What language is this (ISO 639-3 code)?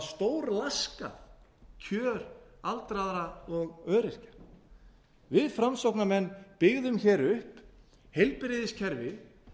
isl